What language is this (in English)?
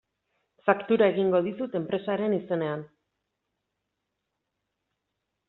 Basque